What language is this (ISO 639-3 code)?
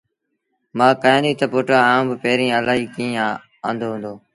sbn